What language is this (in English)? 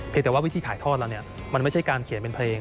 Thai